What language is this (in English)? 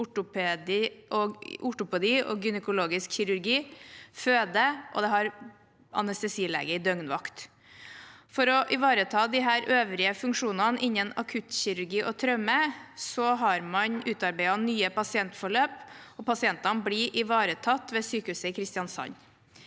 Norwegian